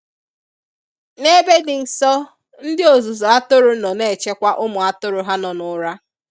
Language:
Igbo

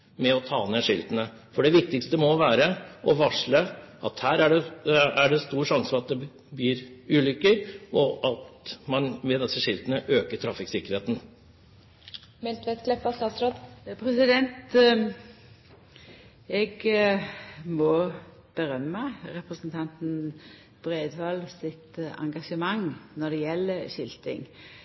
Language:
Norwegian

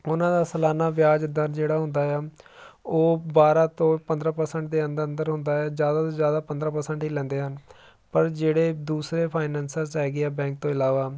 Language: Punjabi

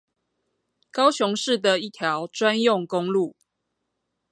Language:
Chinese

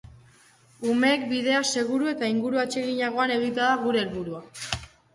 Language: Basque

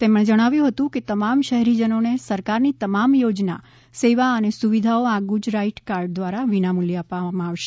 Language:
Gujarati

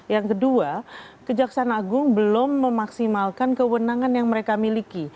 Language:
Indonesian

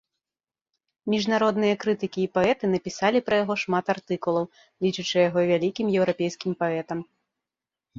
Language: Belarusian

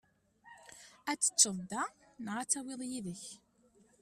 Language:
Kabyle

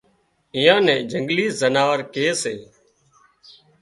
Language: Wadiyara Koli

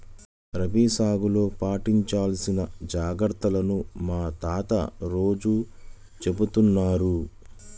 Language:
Telugu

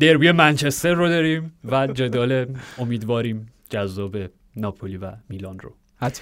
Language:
Persian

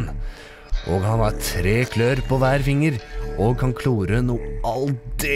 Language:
Norwegian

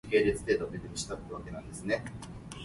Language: Min Nan Chinese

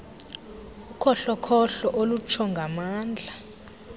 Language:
Xhosa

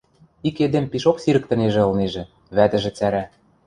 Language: Western Mari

